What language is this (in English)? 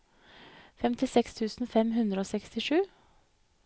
Norwegian